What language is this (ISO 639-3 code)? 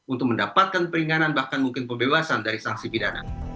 ind